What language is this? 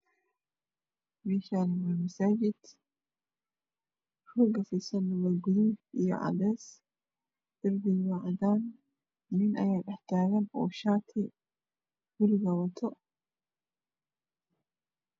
Somali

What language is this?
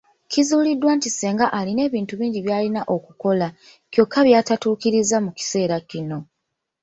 Ganda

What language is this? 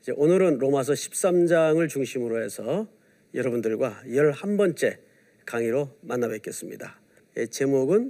Korean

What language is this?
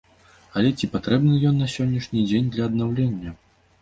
Belarusian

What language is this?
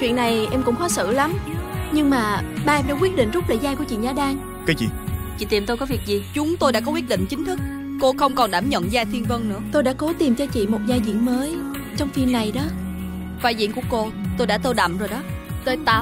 Vietnamese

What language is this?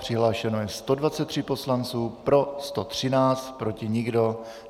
Czech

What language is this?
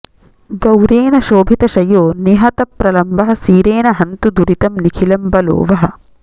Sanskrit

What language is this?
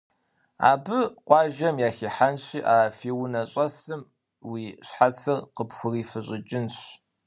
Kabardian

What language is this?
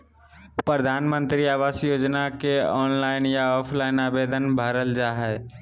Magahi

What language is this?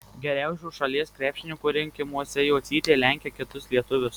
Lithuanian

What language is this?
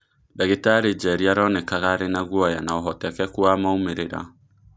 Kikuyu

